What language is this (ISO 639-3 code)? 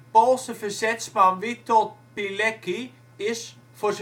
nld